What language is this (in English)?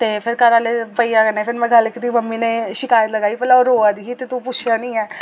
Dogri